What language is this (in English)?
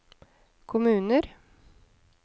Norwegian